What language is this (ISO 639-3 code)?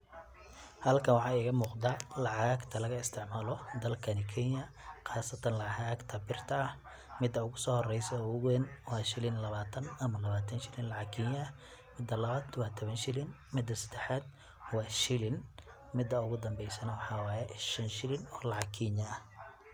som